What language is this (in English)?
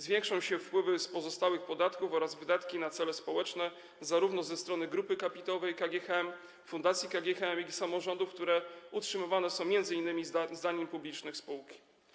Polish